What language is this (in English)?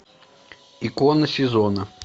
Russian